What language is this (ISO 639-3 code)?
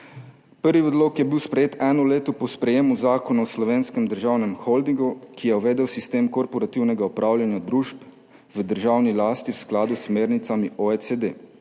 slv